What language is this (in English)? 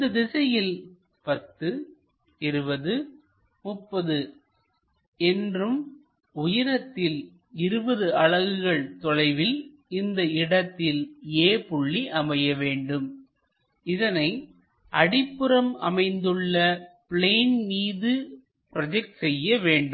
Tamil